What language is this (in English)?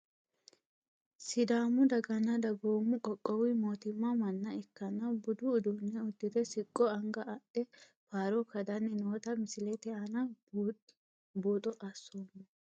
Sidamo